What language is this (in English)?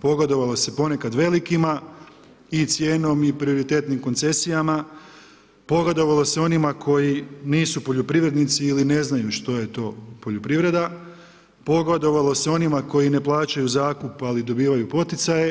Croatian